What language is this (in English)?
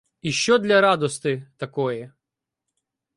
Ukrainian